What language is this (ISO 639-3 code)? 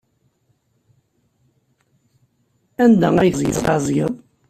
kab